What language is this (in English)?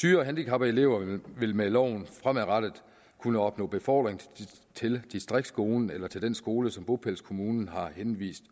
Danish